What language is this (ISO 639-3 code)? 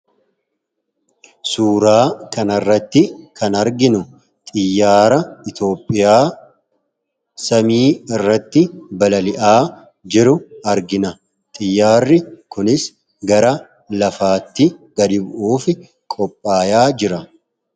orm